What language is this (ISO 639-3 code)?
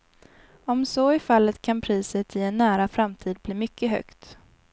swe